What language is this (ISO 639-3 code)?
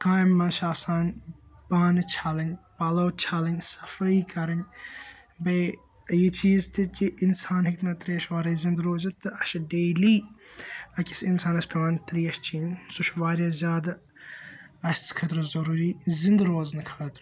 kas